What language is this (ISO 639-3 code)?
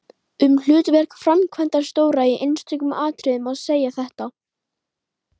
isl